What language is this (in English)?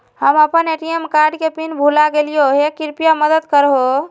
Magahi